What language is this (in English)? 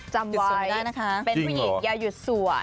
Thai